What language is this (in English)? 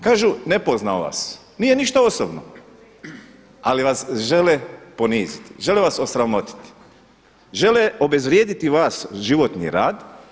Croatian